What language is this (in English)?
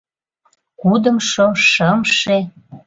Mari